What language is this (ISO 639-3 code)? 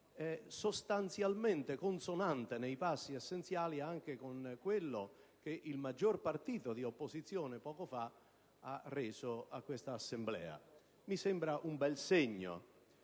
ita